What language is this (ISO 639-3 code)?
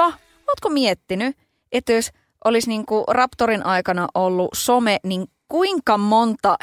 fin